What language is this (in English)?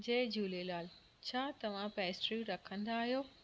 Sindhi